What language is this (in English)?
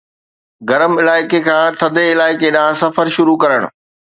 Sindhi